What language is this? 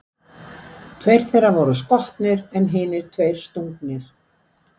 Icelandic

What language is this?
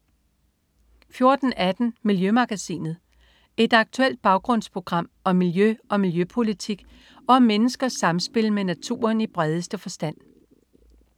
Danish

